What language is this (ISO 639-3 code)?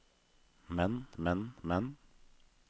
nor